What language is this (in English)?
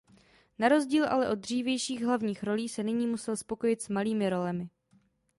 Czech